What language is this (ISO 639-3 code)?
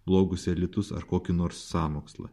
lit